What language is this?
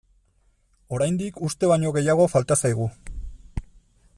Basque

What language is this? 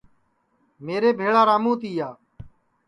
Sansi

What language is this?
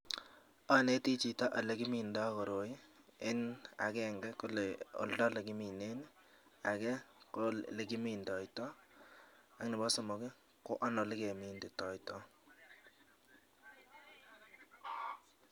Kalenjin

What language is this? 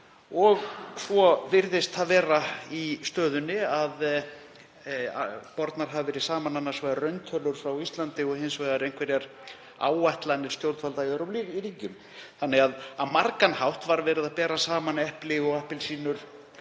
Icelandic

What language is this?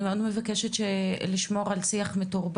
Hebrew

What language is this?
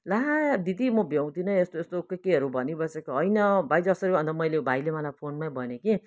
Nepali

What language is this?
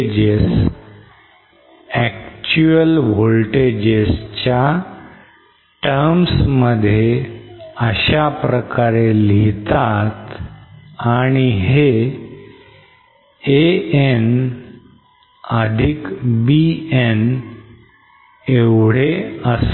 Marathi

